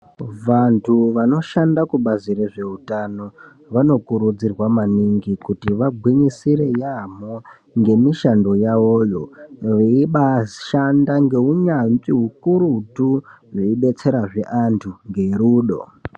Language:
Ndau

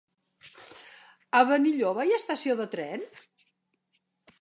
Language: Catalan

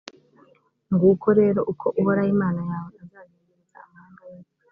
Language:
Kinyarwanda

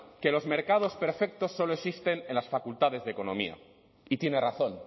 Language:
Spanish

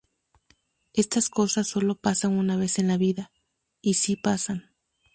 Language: Spanish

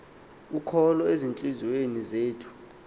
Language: Xhosa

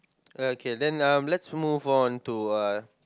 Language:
English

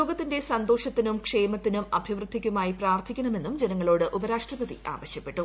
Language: Malayalam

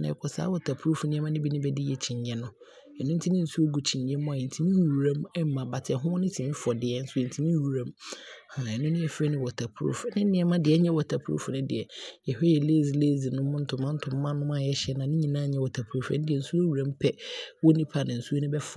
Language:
Abron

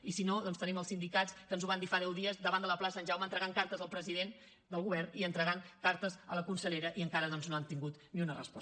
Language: Catalan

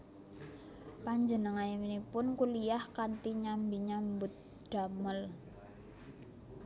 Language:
Javanese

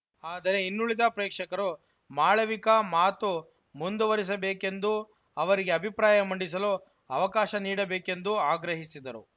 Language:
Kannada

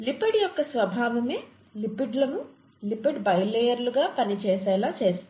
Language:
Telugu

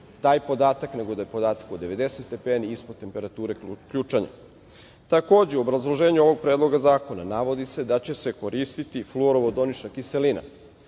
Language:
Serbian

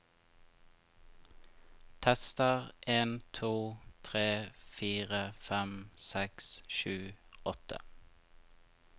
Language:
Norwegian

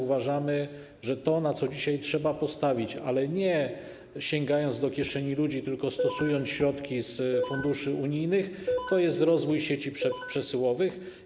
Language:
Polish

